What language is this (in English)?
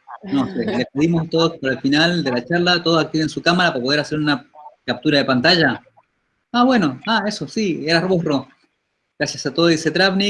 Spanish